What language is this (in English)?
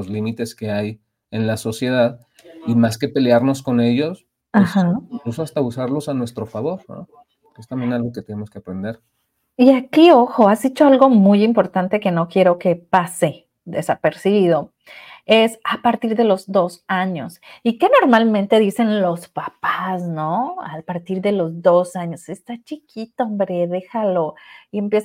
Spanish